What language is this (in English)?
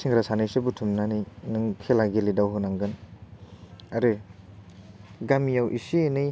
Bodo